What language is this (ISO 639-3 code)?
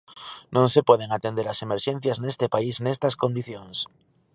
glg